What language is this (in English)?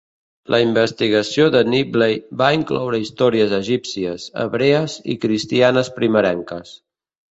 Catalan